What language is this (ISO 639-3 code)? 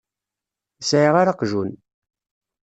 kab